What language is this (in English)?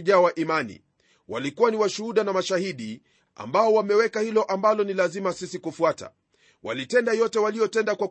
Swahili